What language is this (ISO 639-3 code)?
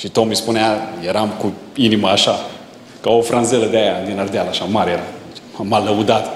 ron